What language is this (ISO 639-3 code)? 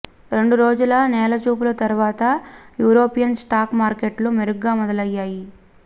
tel